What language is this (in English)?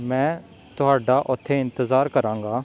Punjabi